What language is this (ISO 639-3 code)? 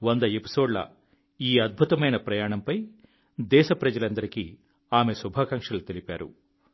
tel